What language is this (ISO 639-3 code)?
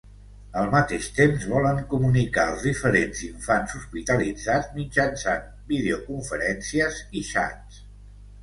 cat